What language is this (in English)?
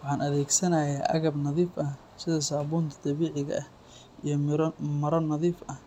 Somali